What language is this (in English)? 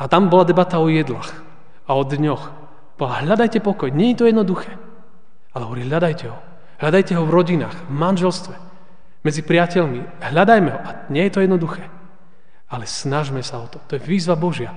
Slovak